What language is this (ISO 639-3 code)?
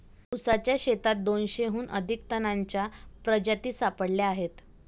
mar